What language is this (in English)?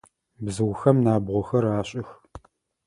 Adyghe